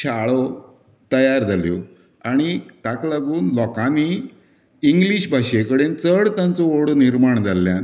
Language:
Konkani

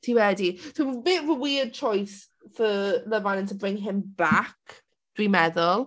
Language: Welsh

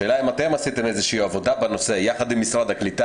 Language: Hebrew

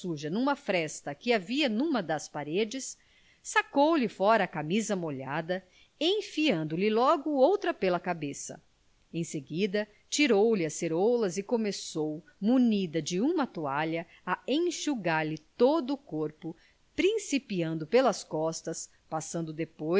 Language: Portuguese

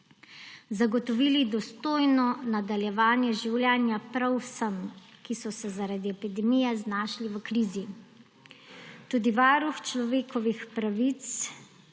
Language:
Slovenian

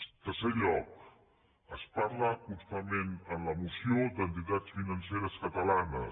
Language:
Catalan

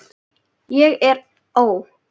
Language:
Icelandic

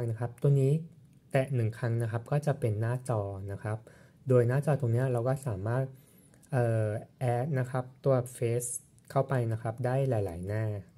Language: Thai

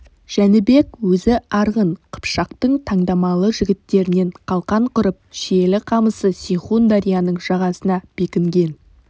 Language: Kazakh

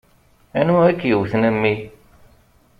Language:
Kabyle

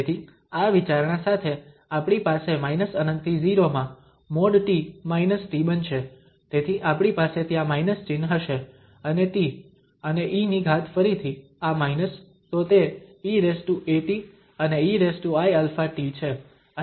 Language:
Gujarati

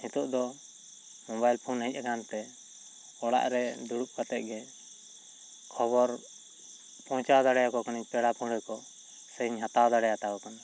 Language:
Santali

